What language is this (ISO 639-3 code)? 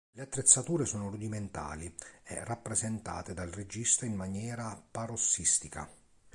ita